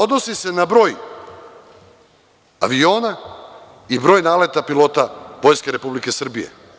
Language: Serbian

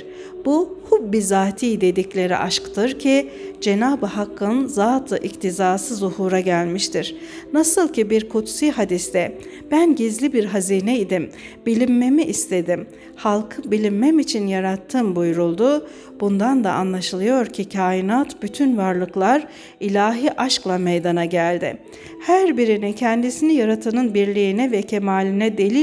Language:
Turkish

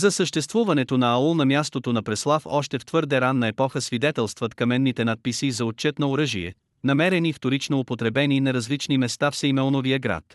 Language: Bulgarian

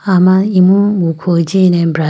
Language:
Idu-Mishmi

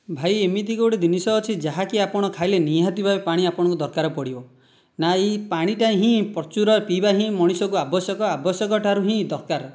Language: Odia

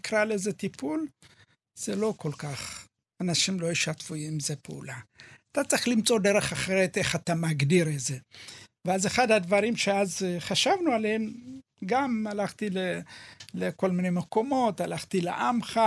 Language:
Hebrew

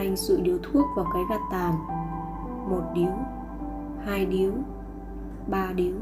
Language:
Vietnamese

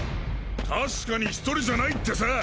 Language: Japanese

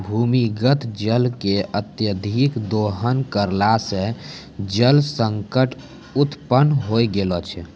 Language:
Maithili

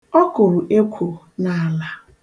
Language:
Igbo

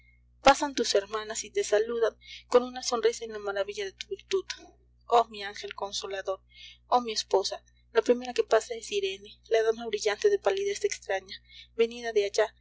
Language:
Spanish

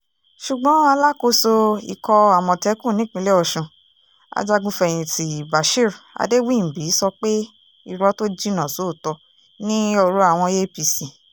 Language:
Yoruba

